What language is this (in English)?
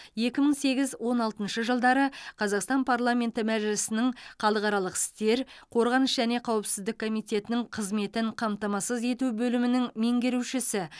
Kazakh